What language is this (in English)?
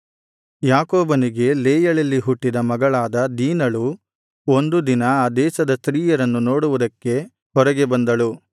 Kannada